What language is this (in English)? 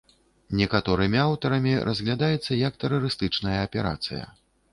Belarusian